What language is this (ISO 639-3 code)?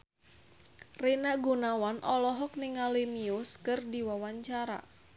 sun